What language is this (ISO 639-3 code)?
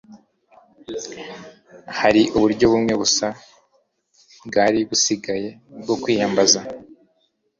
kin